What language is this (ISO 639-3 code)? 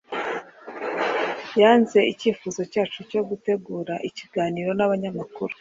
kin